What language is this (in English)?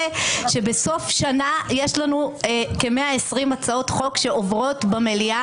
Hebrew